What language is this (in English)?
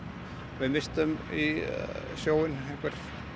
Icelandic